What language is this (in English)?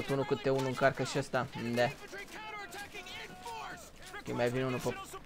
Romanian